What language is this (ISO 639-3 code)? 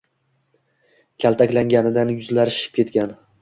uzb